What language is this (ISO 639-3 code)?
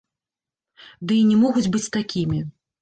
bel